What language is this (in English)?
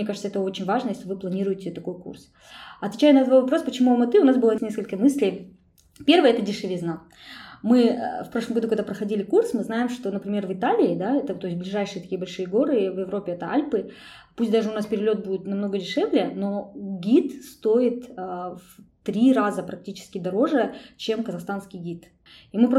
Russian